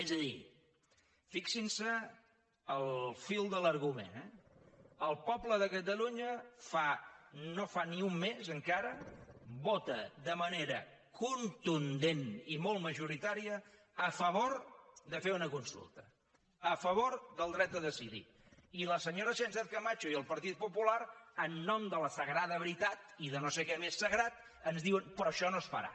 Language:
Catalan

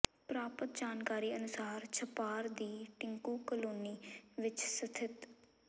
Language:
Punjabi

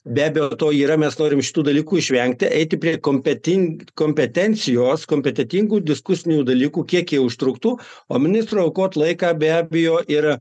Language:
Lithuanian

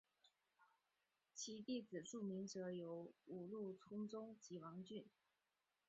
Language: Chinese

